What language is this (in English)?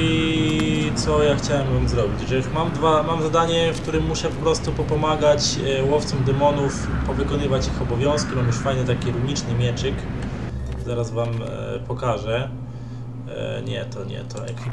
Polish